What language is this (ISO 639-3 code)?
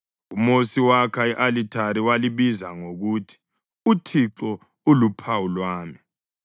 nde